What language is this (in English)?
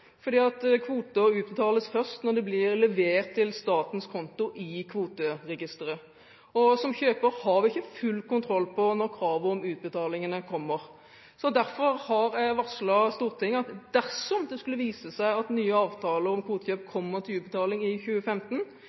Norwegian Bokmål